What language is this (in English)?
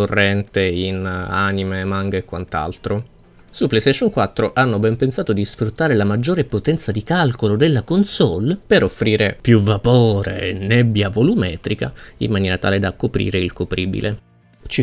Italian